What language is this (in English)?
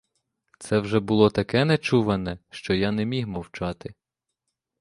Ukrainian